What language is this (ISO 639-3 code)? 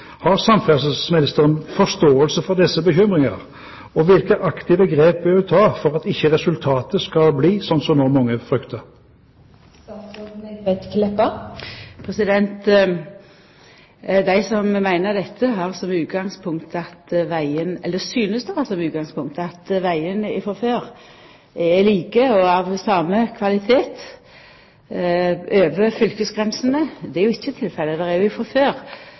nor